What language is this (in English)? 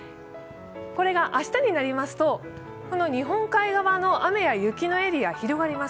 Japanese